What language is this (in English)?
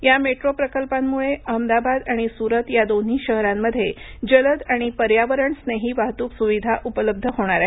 Marathi